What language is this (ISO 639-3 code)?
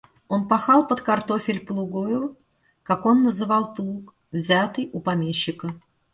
rus